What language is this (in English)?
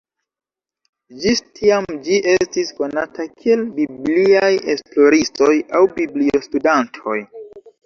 Esperanto